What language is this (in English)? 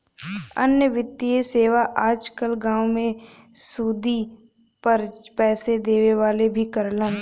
Bhojpuri